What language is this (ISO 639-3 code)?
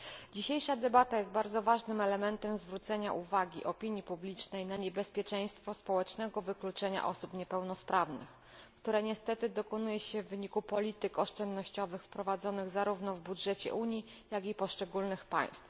pol